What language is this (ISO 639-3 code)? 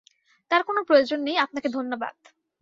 ben